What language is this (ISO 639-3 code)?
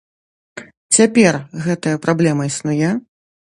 bel